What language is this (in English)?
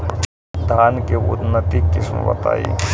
Bhojpuri